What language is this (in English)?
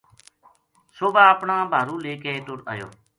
Gujari